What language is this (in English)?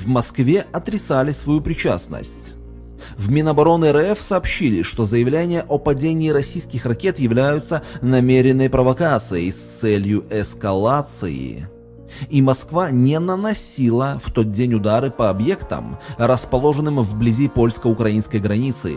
Russian